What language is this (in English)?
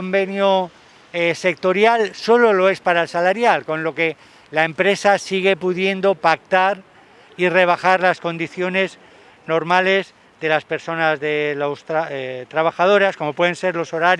Spanish